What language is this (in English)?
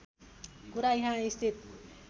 Nepali